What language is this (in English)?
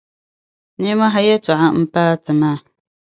Dagbani